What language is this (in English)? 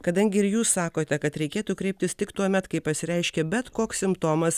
Lithuanian